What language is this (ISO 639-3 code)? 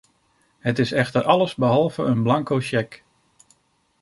nld